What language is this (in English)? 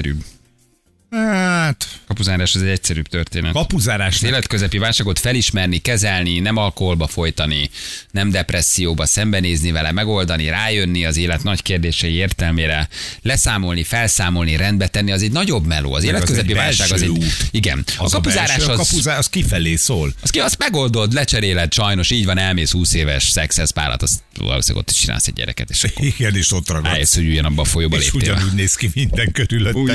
Hungarian